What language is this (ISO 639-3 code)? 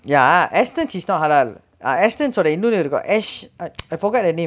eng